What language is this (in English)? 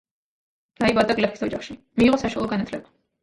Georgian